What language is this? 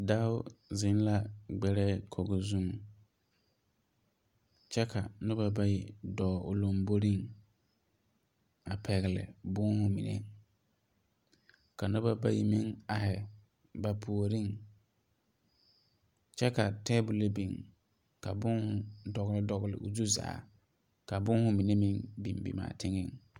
Southern Dagaare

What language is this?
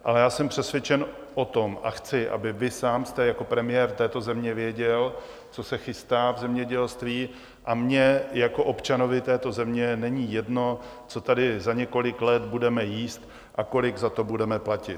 Czech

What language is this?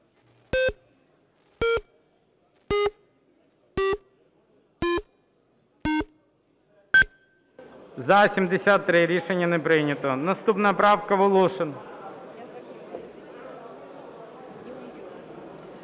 Ukrainian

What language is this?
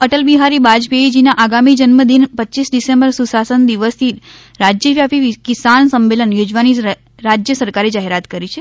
Gujarati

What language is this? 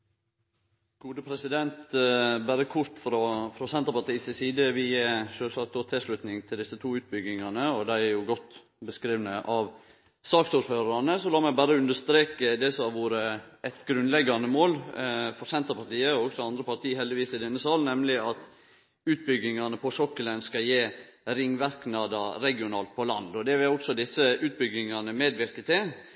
Norwegian Nynorsk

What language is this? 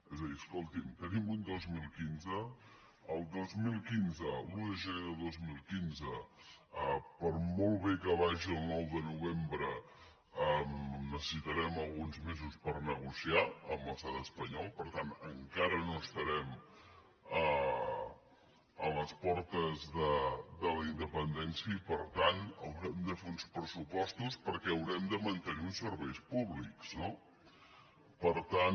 Catalan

